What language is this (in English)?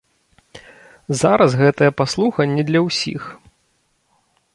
Belarusian